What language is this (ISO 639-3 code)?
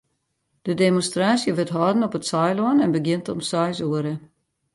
fry